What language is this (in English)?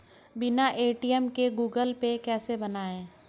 Hindi